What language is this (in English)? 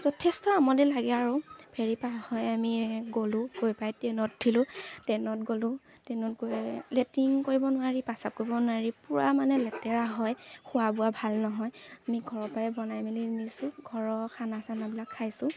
Assamese